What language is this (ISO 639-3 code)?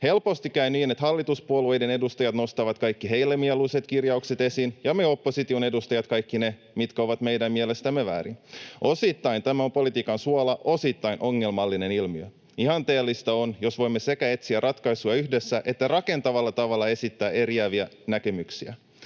fin